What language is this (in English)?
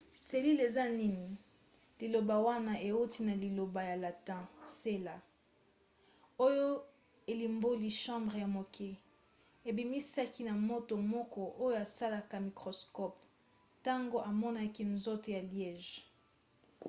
Lingala